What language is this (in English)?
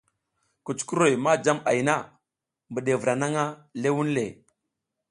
South Giziga